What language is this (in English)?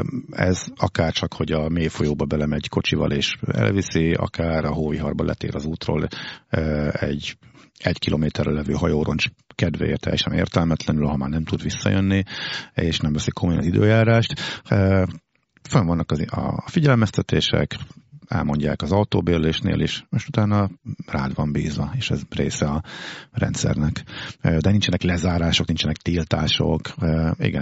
Hungarian